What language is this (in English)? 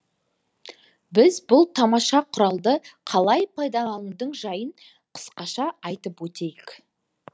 Kazakh